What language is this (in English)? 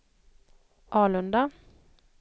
Swedish